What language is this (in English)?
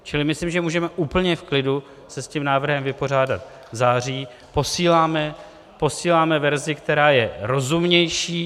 Czech